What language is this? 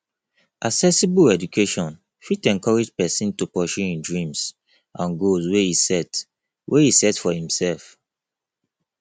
Nigerian Pidgin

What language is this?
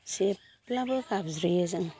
Bodo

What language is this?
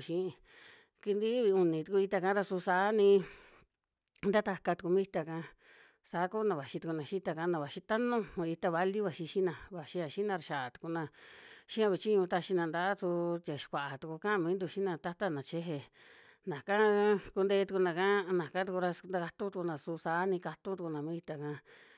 Western Juxtlahuaca Mixtec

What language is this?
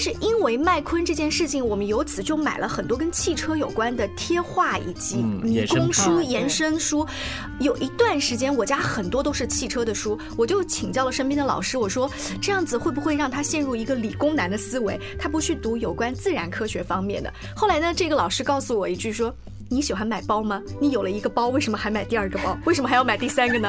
Chinese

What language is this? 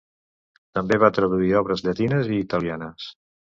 Catalan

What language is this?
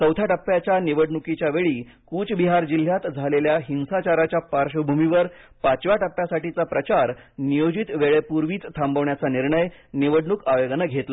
Marathi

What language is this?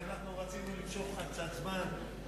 Hebrew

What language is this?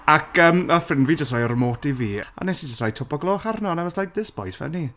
Welsh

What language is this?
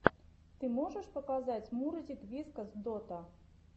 Russian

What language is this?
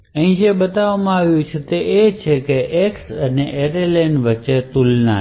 Gujarati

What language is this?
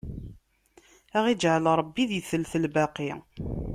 Kabyle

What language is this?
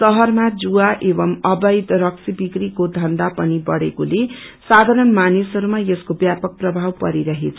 Nepali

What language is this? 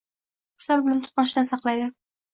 Uzbek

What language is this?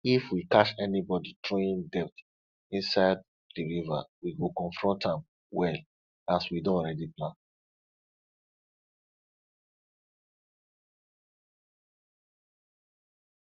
Nigerian Pidgin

